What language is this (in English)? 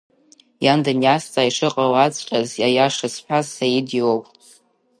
Abkhazian